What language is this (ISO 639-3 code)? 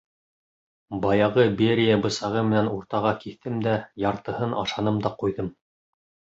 bak